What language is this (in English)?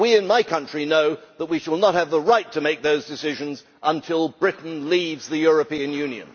English